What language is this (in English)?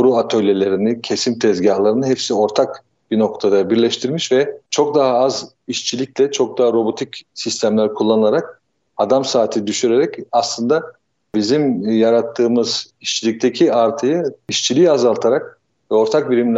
Turkish